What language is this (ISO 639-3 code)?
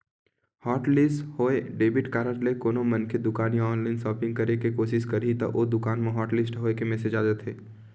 hne